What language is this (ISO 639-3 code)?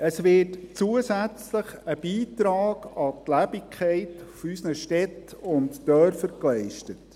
gsw